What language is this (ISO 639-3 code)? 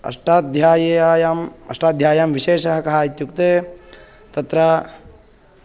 san